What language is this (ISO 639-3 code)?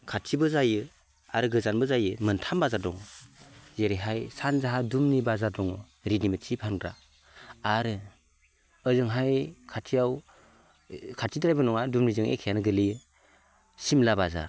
brx